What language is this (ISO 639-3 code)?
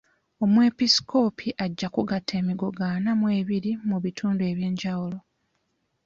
lug